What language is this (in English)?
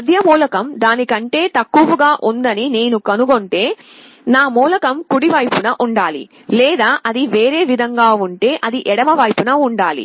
Telugu